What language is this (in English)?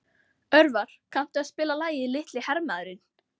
Icelandic